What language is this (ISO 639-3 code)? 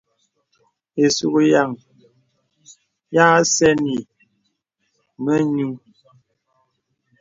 beb